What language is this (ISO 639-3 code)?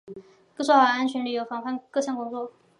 zho